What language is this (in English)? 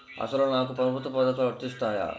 Telugu